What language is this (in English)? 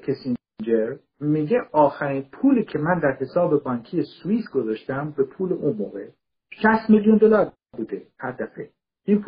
Persian